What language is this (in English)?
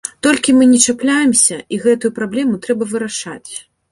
Belarusian